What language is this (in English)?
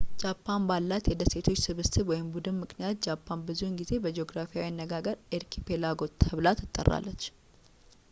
Amharic